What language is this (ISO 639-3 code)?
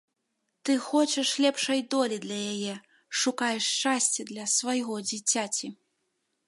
bel